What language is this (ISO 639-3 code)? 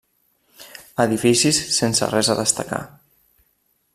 cat